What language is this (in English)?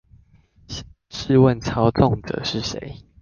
Chinese